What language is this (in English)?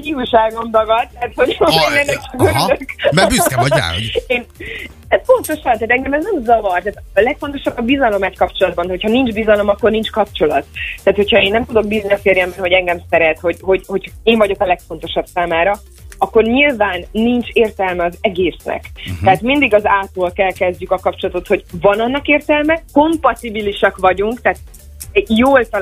Hungarian